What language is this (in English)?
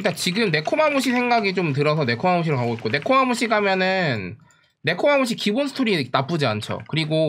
Korean